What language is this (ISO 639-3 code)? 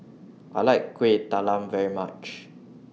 eng